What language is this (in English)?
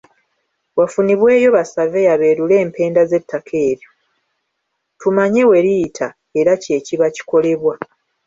Ganda